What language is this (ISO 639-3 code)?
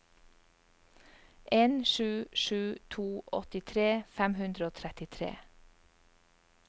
nor